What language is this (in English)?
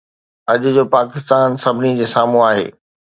Sindhi